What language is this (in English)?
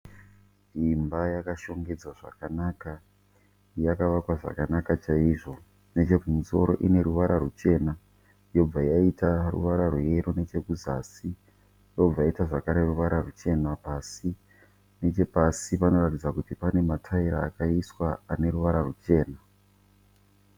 Shona